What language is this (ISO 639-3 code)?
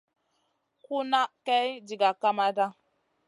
mcn